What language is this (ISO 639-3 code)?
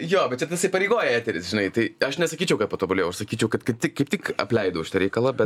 lit